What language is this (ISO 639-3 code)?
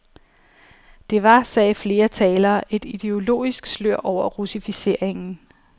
dan